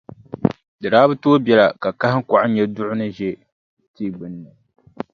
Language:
Dagbani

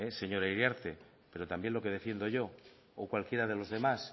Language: Spanish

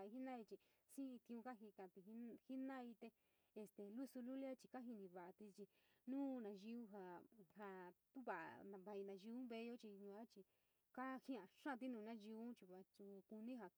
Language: San Miguel El Grande Mixtec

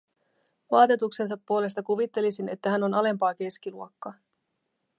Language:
Finnish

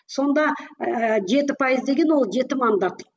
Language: Kazakh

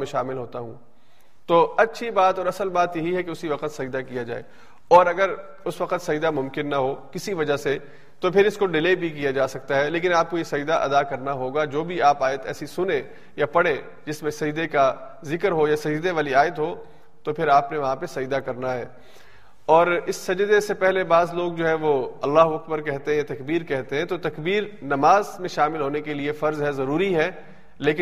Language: Urdu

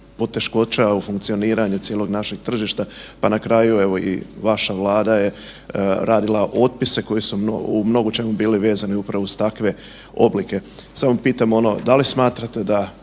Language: Croatian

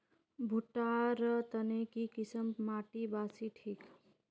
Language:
Magahi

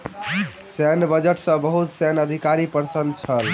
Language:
Maithili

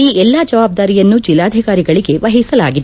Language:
Kannada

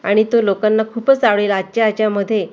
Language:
Marathi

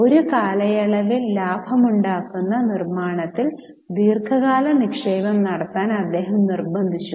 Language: Malayalam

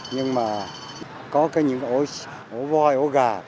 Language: Vietnamese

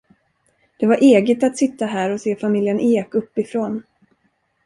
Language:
Swedish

